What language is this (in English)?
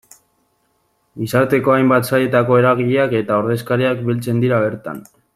Basque